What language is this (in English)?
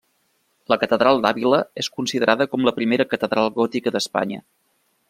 Catalan